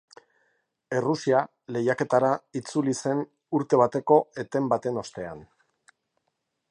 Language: Basque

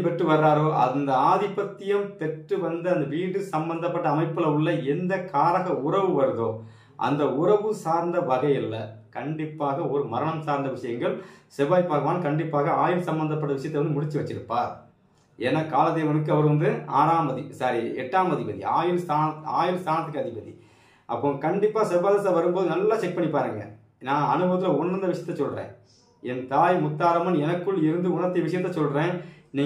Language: Romanian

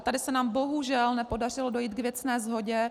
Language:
Czech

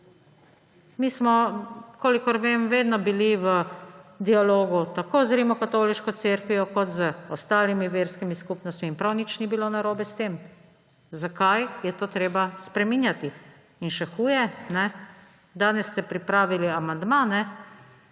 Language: Slovenian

